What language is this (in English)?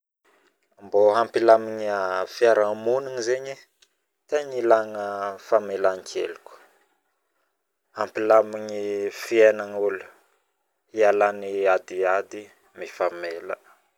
Northern Betsimisaraka Malagasy